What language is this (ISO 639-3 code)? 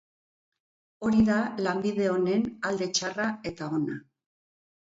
eus